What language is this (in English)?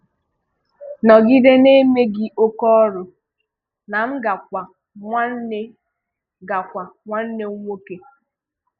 Igbo